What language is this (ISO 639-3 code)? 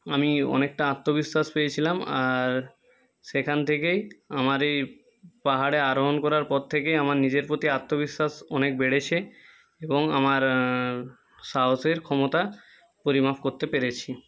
ben